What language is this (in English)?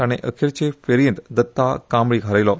Konkani